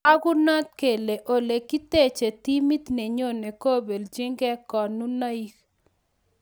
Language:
Kalenjin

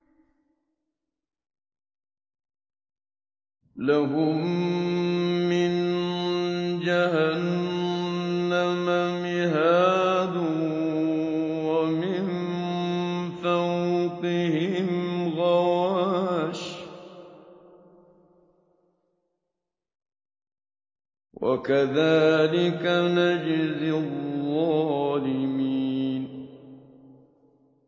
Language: Arabic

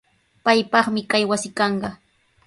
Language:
Sihuas Ancash Quechua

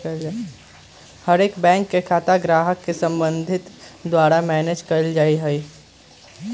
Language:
Magahi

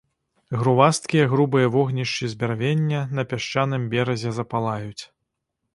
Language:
Belarusian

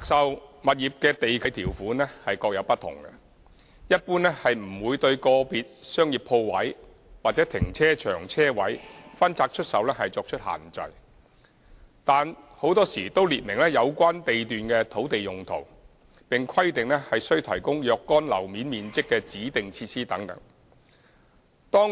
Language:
Cantonese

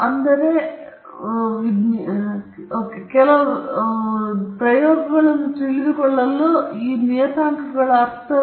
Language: Kannada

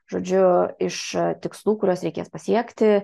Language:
Lithuanian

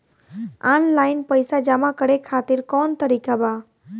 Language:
Bhojpuri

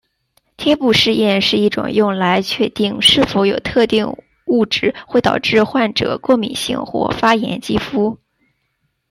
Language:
Chinese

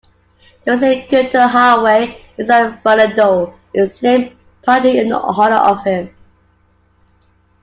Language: English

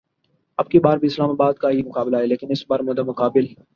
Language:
Urdu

